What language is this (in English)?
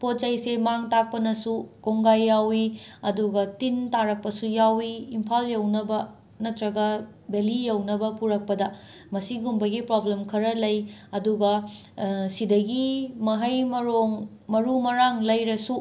Manipuri